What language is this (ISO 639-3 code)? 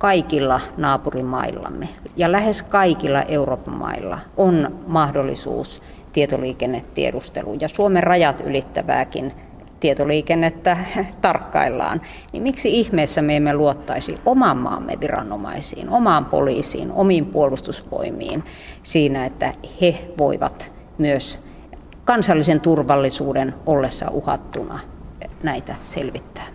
fin